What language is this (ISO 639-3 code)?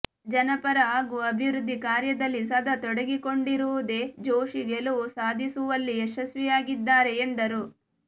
kan